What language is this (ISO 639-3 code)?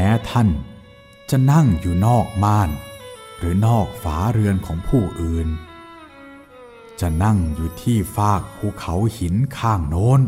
tha